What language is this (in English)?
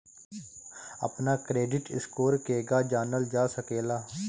Bhojpuri